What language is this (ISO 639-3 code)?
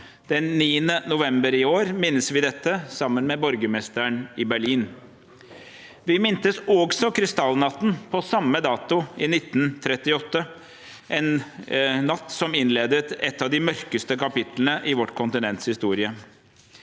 nor